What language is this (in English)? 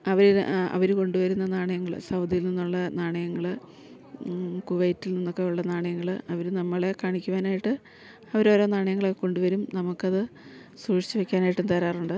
Malayalam